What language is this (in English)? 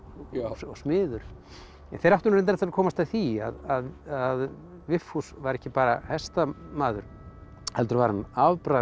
Icelandic